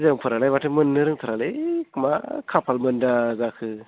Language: Bodo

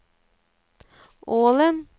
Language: Norwegian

